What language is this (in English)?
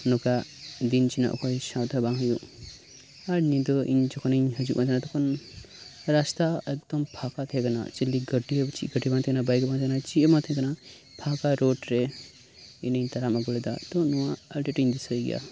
Santali